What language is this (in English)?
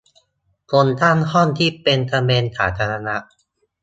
Thai